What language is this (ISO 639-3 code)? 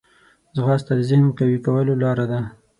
pus